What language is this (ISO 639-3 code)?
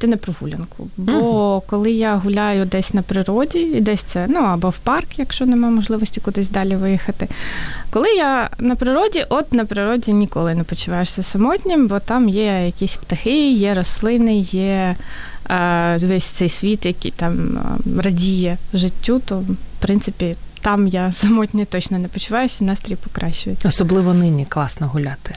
ukr